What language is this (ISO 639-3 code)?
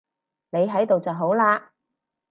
yue